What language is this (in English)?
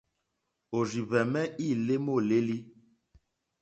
Mokpwe